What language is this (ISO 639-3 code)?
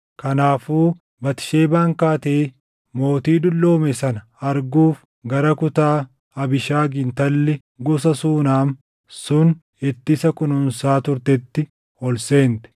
orm